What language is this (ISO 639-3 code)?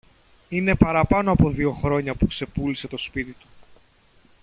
ell